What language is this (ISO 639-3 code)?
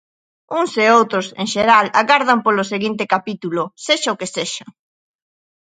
glg